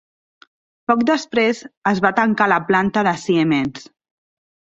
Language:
Catalan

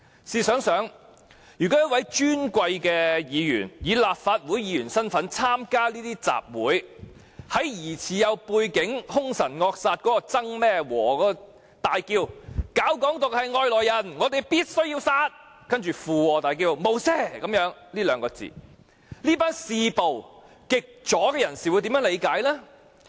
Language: Cantonese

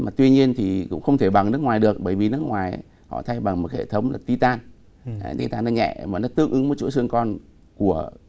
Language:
Vietnamese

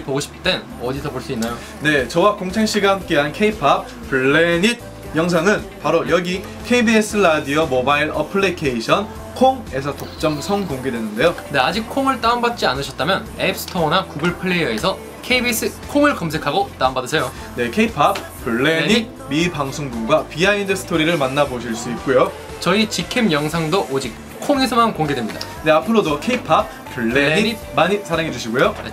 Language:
Korean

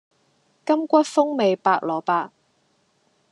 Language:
Cantonese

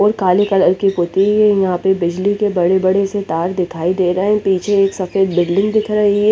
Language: Hindi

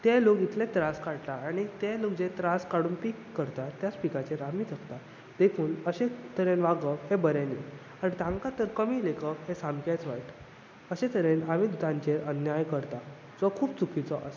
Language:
Konkani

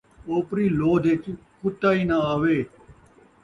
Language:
Saraiki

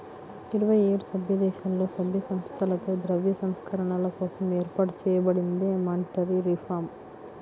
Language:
Telugu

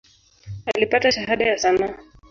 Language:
Swahili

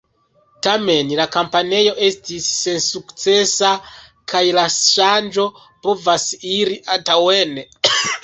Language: Esperanto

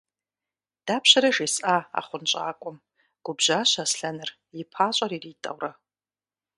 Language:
Kabardian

